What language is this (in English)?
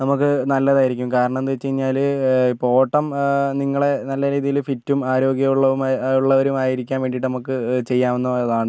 Malayalam